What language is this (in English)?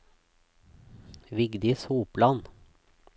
Norwegian